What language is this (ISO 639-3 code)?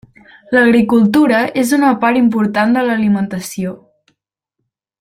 cat